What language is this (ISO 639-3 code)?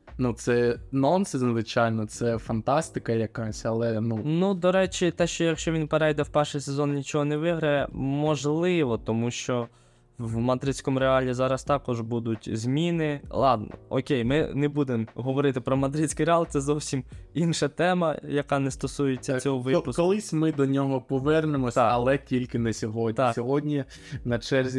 ukr